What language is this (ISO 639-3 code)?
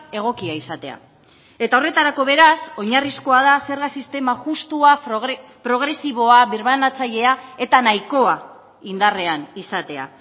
eus